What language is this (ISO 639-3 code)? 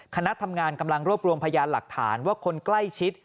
tha